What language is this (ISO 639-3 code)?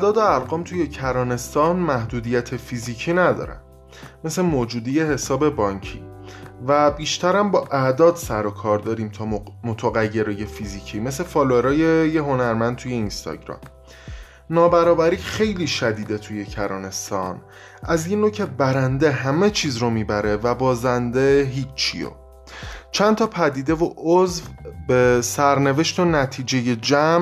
fas